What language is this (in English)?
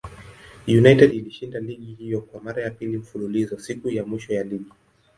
Swahili